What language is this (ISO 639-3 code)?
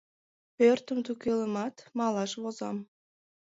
chm